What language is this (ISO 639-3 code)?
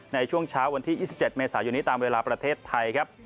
tha